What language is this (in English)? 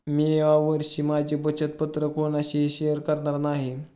Marathi